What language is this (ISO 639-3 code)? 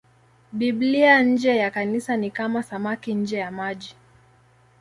swa